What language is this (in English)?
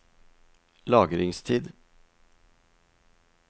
Norwegian